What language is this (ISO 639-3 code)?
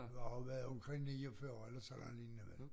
dan